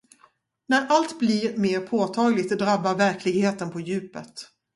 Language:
Swedish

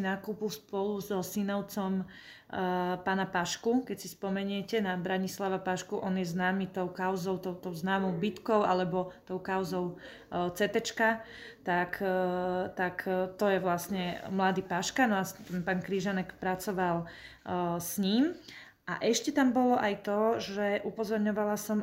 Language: Slovak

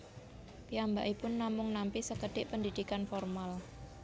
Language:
Javanese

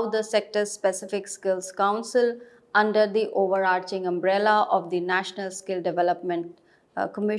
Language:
English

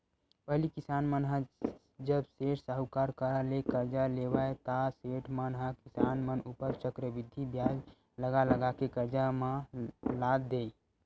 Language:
Chhattisgarhi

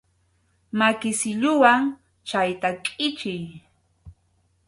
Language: Arequipa-La Unión Quechua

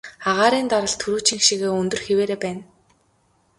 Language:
Mongolian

